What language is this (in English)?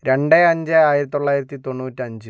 Malayalam